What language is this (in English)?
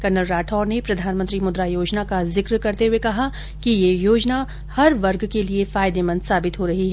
Hindi